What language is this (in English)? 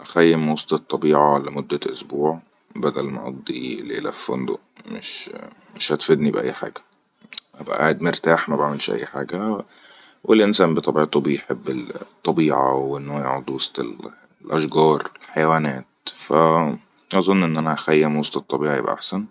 Egyptian Arabic